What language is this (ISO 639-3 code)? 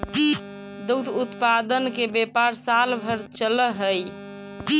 mag